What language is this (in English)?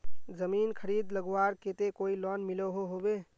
Magahi